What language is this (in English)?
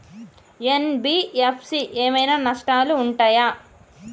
Telugu